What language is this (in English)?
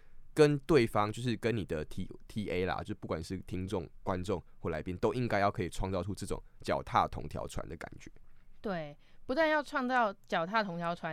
Chinese